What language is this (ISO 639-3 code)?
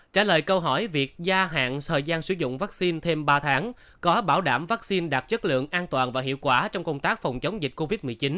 vie